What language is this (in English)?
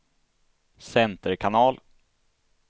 Swedish